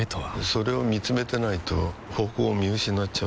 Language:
Japanese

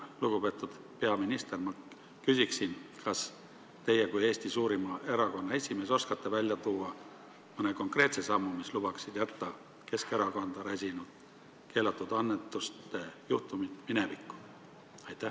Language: Estonian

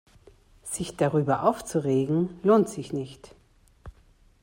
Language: German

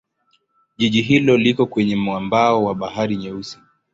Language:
Swahili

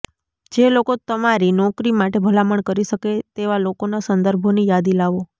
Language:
Gujarati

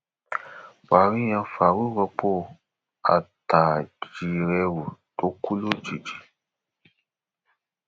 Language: Yoruba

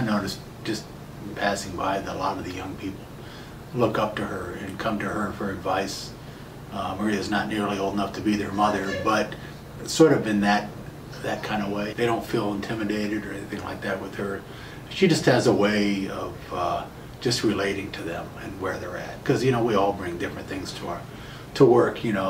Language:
English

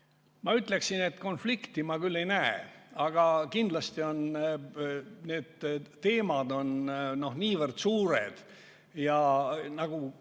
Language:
Estonian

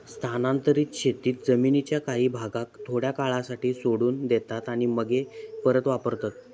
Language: Marathi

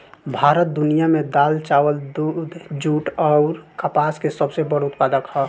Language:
Bhojpuri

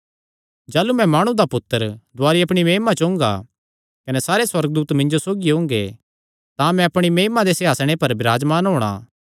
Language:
Kangri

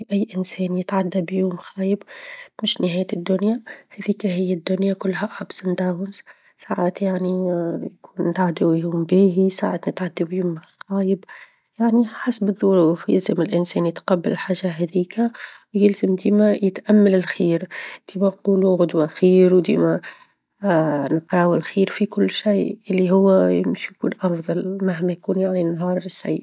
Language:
Tunisian Arabic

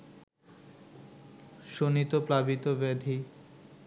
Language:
Bangla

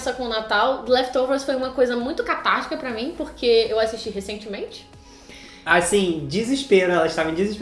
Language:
Portuguese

